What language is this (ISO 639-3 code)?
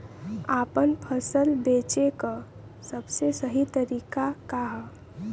bho